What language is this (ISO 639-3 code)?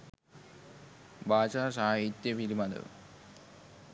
sin